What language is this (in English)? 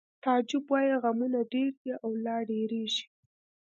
Pashto